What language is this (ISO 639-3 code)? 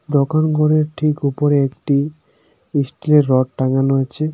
ben